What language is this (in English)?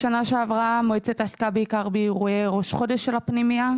Hebrew